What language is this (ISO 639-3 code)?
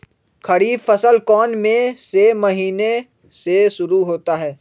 mag